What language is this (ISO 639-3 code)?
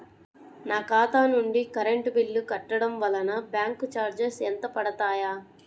tel